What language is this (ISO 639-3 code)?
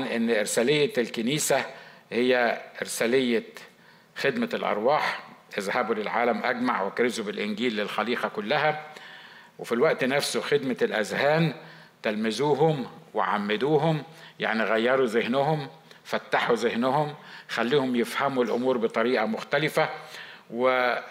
ara